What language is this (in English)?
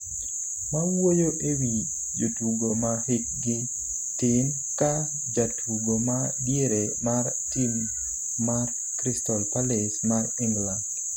Luo (Kenya and Tanzania)